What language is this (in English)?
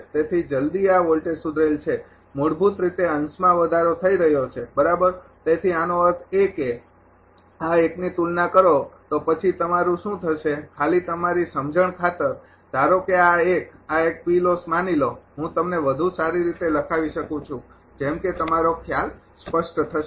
Gujarati